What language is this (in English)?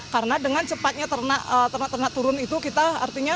Indonesian